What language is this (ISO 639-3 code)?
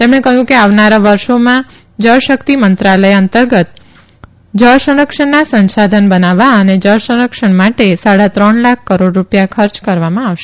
guj